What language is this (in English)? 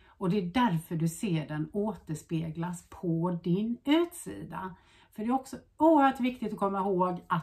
Swedish